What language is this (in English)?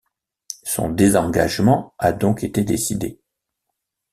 French